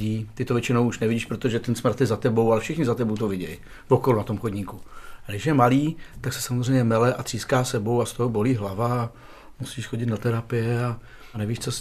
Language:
Czech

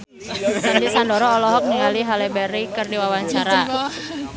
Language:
Sundanese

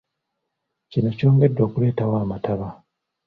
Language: Ganda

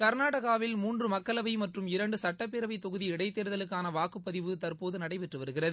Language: Tamil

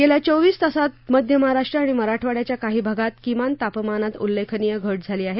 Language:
Marathi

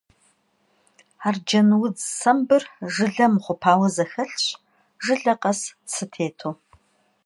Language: Kabardian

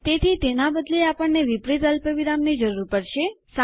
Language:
Gujarati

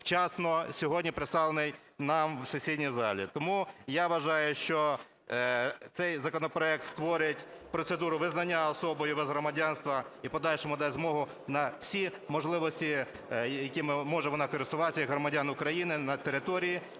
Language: Ukrainian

